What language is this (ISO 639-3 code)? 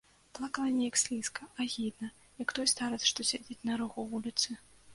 bel